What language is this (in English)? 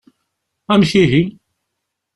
Kabyle